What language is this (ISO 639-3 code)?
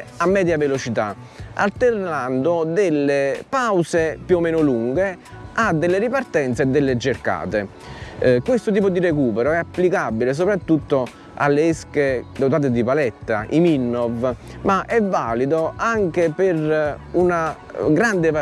ita